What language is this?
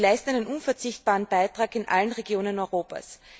German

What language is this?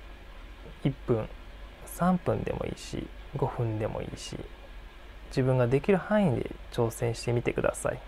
Japanese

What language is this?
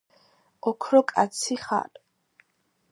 Georgian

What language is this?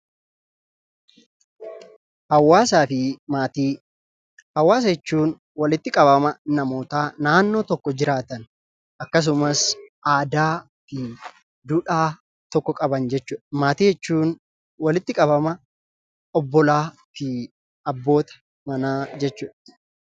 Oromo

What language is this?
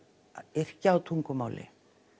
Icelandic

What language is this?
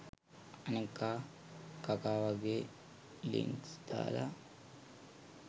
Sinhala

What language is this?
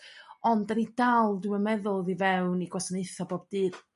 Welsh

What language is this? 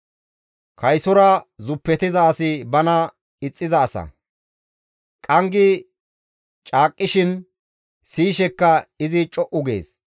Gamo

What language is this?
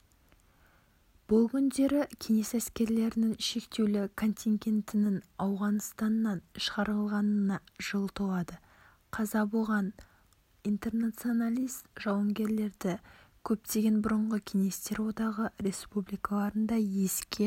Kazakh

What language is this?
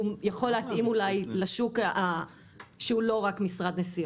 Hebrew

